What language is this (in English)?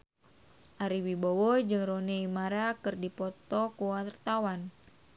Sundanese